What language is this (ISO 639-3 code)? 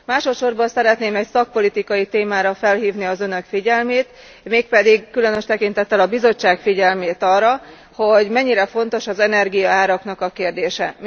hun